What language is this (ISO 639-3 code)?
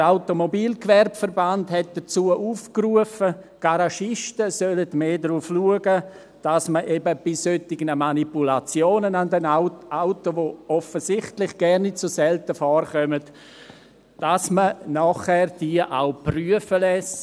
gsw